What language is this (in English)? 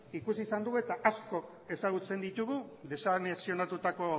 Basque